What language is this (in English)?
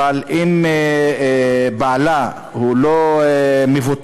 Hebrew